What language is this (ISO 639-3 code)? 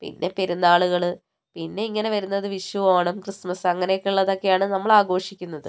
mal